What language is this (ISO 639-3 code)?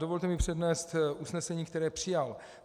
ces